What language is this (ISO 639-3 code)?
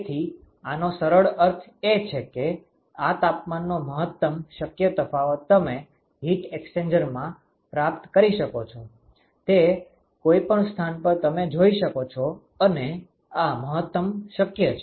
guj